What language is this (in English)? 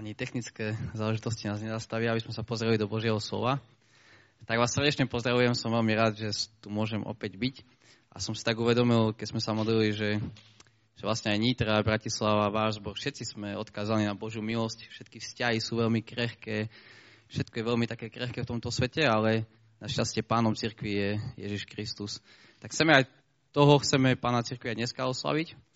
Slovak